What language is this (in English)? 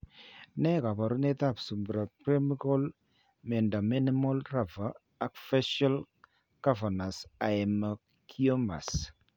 Kalenjin